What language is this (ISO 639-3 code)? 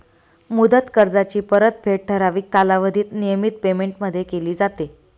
mar